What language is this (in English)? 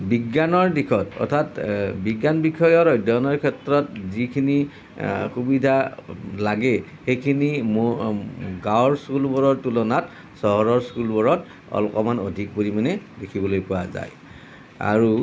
Assamese